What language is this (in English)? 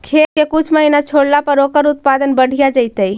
Magahi